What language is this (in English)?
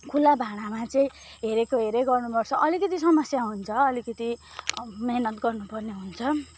Nepali